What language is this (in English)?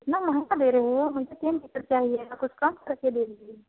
Hindi